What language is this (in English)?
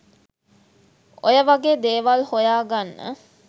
Sinhala